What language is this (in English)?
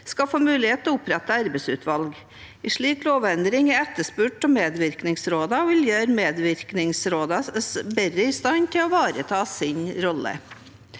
Norwegian